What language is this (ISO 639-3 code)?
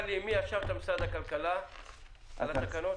heb